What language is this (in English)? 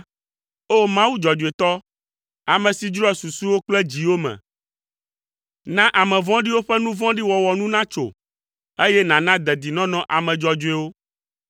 Ewe